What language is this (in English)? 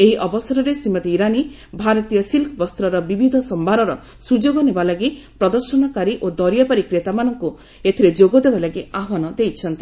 Odia